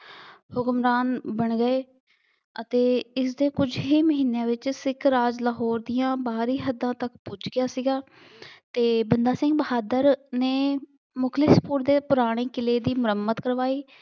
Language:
Punjabi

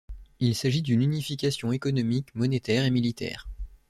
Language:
French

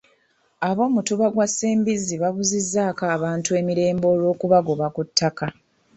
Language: Ganda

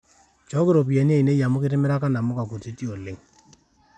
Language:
Masai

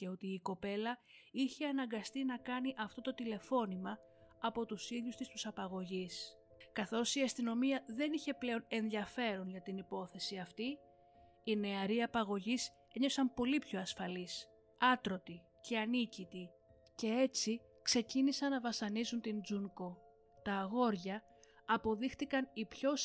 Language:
Greek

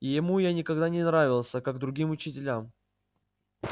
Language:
Russian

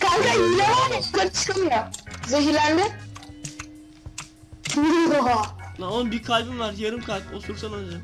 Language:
Turkish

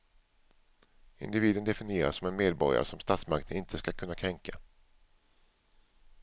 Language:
Swedish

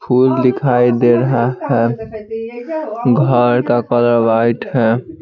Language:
Hindi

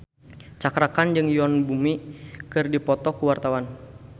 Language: Sundanese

